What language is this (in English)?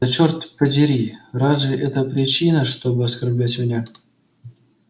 Russian